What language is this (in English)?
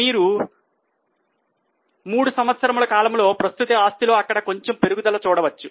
Telugu